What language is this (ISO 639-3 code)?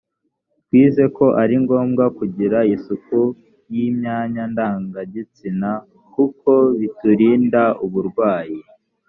kin